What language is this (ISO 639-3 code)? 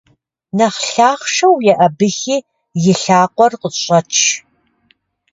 kbd